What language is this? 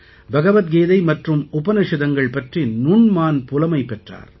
Tamil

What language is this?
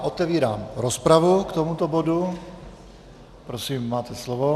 Czech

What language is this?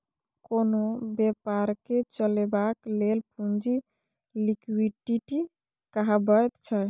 Maithili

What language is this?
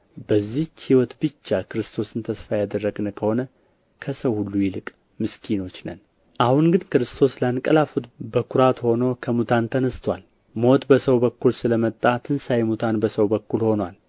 Amharic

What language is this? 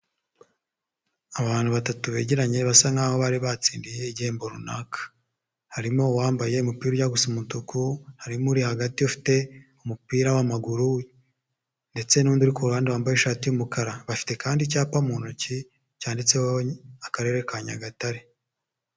Kinyarwanda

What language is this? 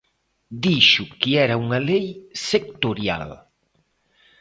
Galician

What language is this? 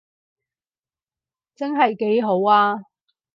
Cantonese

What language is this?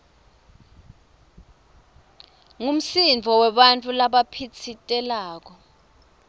Swati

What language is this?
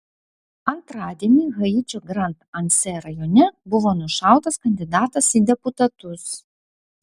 Lithuanian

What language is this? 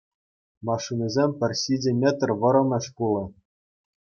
Chuvash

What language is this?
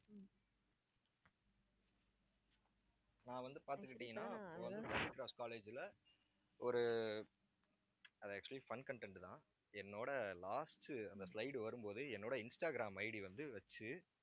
Tamil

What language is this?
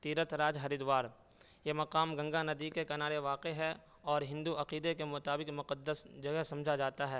Urdu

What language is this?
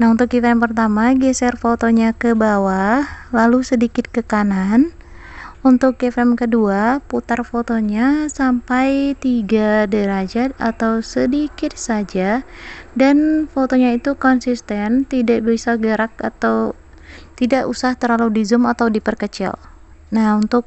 Indonesian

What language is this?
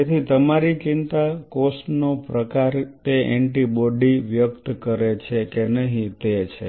Gujarati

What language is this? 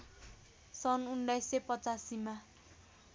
Nepali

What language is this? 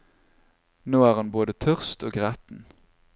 Norwegian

